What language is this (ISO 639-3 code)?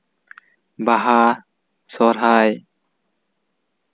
sat